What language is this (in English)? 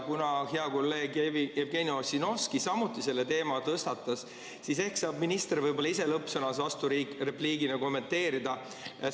Estonian